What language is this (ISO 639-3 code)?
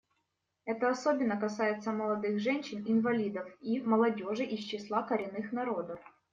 rus